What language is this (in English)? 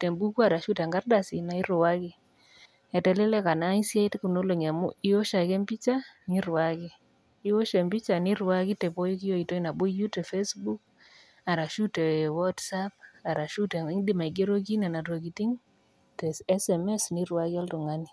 Masai